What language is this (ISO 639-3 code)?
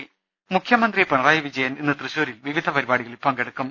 mal